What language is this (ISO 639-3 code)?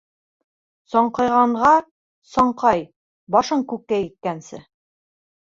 bak